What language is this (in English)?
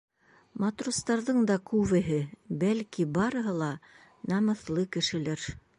Bashkir